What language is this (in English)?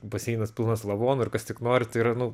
Lithuanian